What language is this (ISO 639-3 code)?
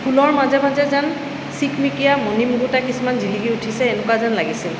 asm